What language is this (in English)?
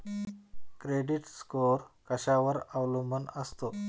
Marathi